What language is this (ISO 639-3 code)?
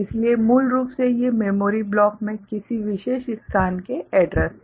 hin